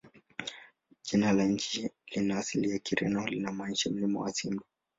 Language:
Swahili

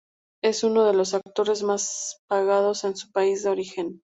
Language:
Spanish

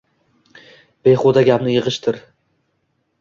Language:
Uzbek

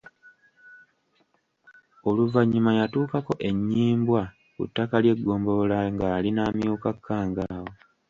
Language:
Ganda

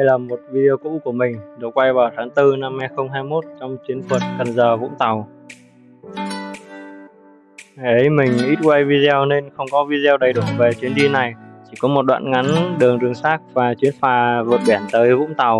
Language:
Vietnamese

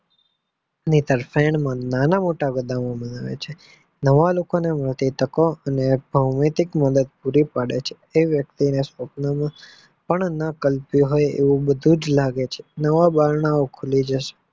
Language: Gujarati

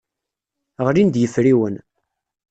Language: Kabyle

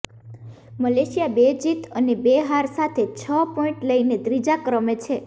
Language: Gujarati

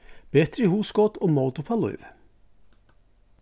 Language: Faroese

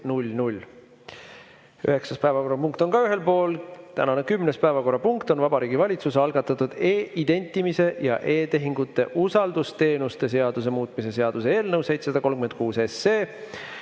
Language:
Estonian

